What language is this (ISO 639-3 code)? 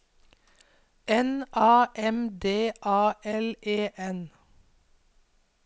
nor